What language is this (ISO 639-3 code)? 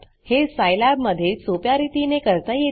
mar